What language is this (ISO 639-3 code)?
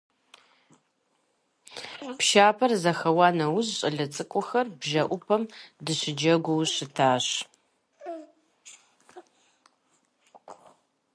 kbd